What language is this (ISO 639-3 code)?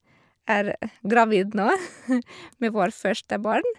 nor